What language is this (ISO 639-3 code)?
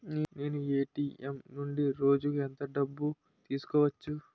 tel